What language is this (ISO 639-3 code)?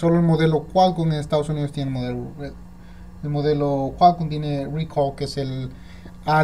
spa